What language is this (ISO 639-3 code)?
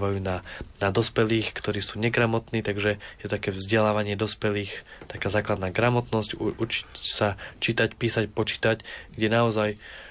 slk